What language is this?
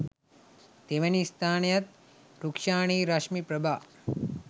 Sinhala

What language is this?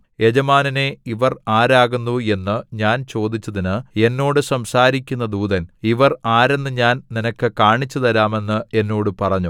Malayalam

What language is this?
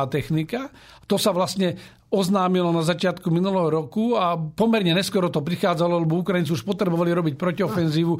Slovak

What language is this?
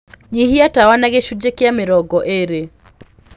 Kikuyu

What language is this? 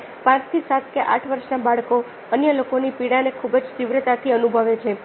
Gujarati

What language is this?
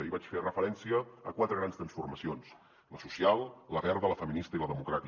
Catalan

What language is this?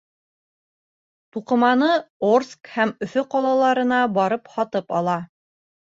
Bashkir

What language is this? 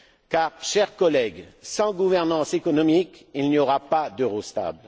French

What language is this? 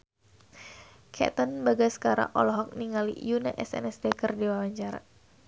Sundanese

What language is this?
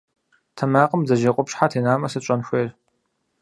Kabardian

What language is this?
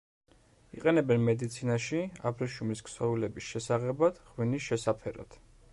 Georgian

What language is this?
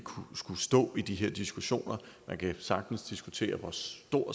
Danish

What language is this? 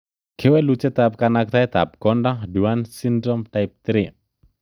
Kalenjin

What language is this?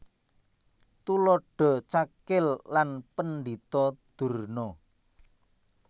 Javanese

